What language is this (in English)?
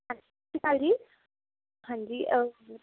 Punjabi